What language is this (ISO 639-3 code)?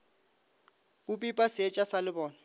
nso